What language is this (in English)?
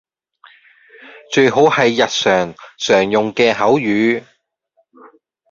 Cantonese